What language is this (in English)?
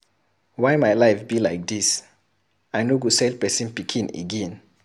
Nigerian Pidgin